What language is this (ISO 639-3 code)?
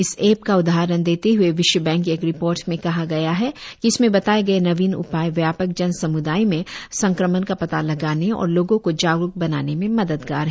hin